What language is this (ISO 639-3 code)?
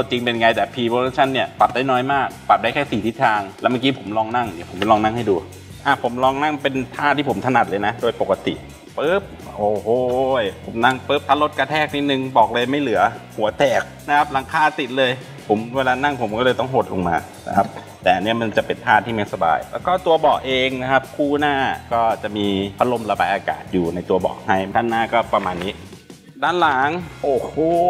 tha